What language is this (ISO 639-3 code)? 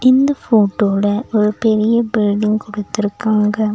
tam